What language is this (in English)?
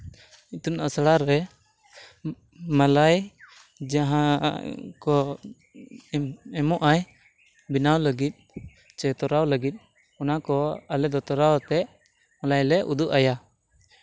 Santali